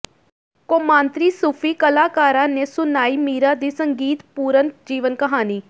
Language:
Punjabi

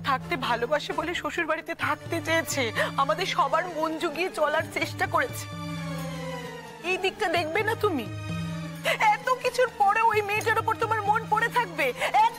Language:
Romanian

